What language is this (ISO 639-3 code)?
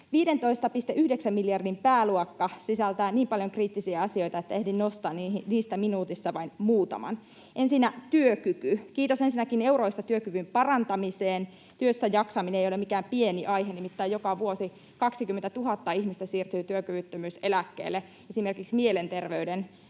fin